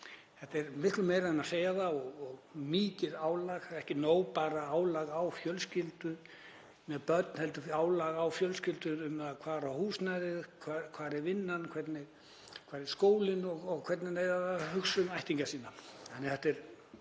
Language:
Icelandic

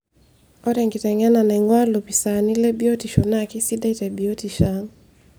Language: Masai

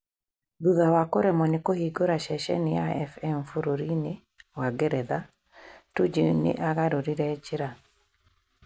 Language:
Kikuyu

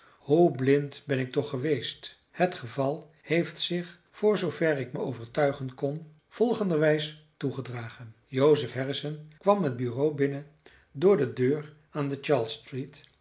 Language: Dutch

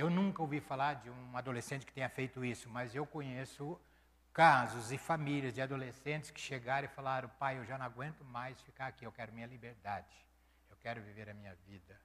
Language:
Portuguese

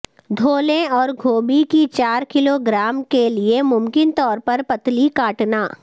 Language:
Urdu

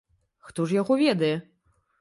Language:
Belarusian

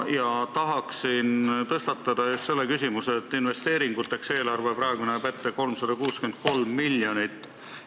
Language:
Estonian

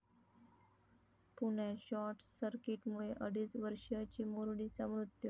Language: Marathi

